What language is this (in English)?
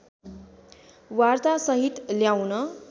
Nepali